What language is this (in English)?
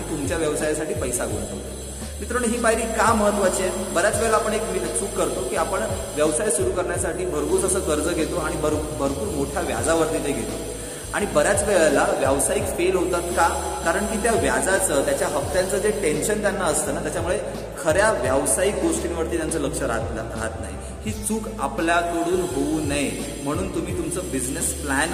Marathi